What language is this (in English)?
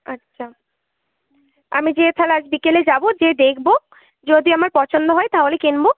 Bangla